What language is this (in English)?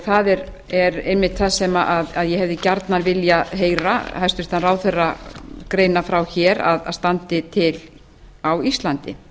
Icelandic